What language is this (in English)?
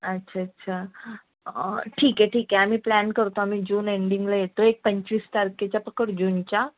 Marathi